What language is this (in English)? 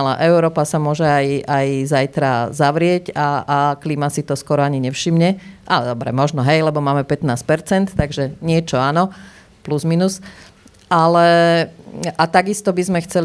Slovak